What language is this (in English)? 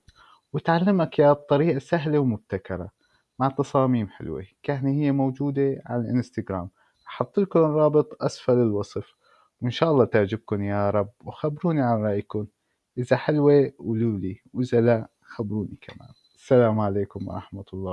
Arabic